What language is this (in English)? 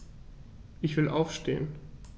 German